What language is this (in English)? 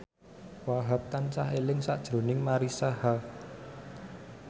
Javanese